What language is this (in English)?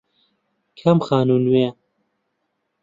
Central Kurdish